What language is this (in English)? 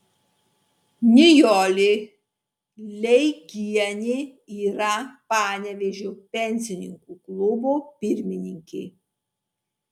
Lithuanian